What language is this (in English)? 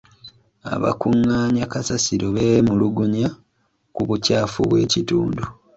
Ganda